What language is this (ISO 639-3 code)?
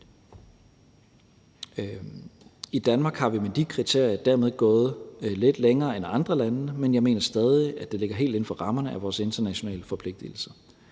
dan